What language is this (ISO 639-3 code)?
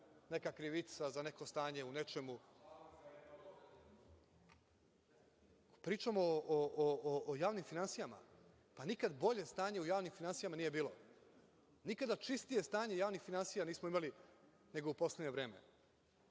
srp